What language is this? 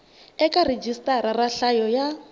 Tsonga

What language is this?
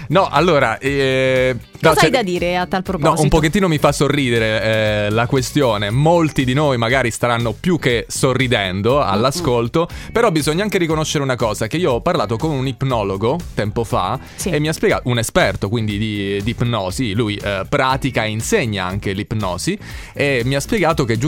Italian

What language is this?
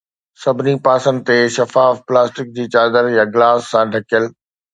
Sindhi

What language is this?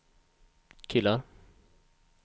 Swedish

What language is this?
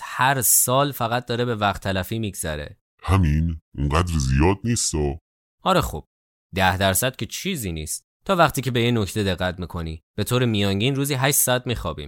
Persian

